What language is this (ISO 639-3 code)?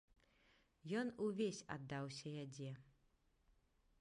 bel